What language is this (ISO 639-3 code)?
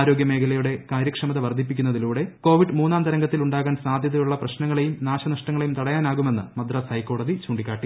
mal